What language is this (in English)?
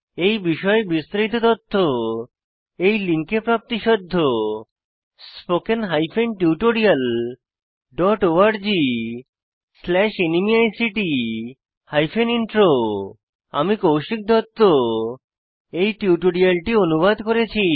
Bangla